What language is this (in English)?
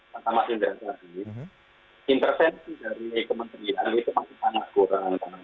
Indonesian